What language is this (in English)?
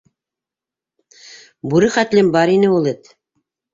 Bashkir